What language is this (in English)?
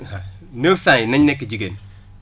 Wolof